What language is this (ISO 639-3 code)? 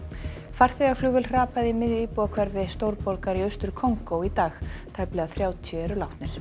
isl